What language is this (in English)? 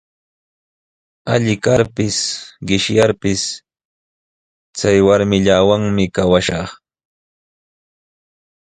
Sihuas Ancash Quechua